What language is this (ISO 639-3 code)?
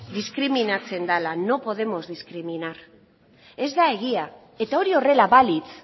eus